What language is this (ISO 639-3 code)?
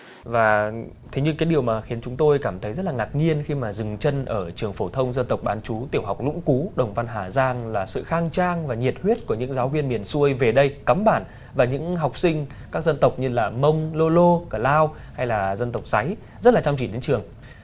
vie